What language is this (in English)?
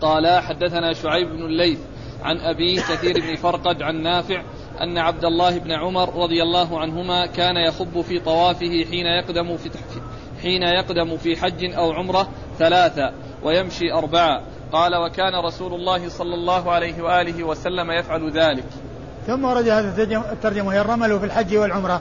Arabic